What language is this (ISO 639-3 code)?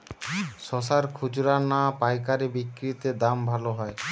ben